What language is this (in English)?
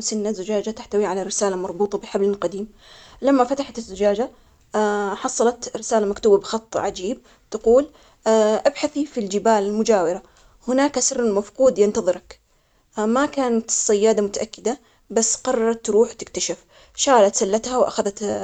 Omani Arabic